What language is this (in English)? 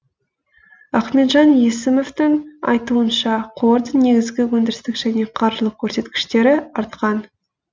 Kazakh